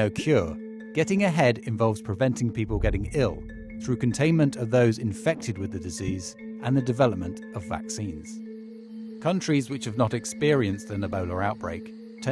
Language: English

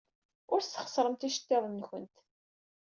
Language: Kabyle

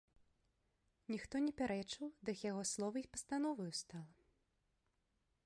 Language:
Belarusian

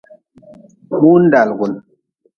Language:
Nawdm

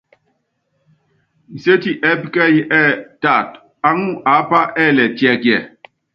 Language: Yangben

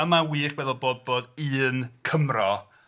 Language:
Welsh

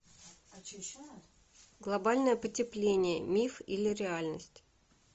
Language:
Russian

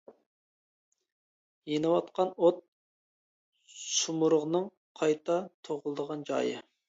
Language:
Uyghur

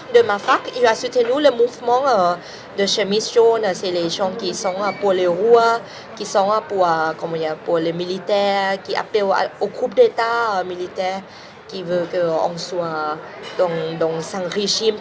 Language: French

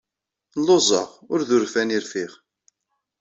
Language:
Kabyle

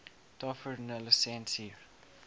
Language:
Afrikaans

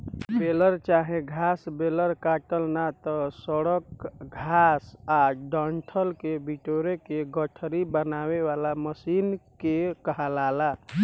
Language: Bhojpuri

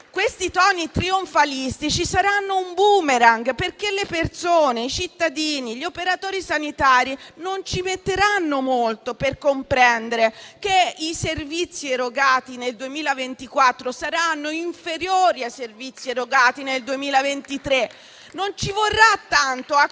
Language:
Italian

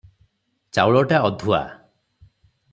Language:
Odia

